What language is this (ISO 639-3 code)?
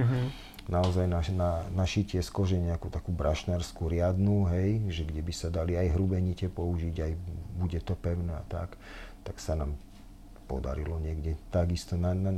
slk